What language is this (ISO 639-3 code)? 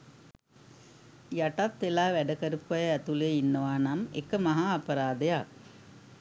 sin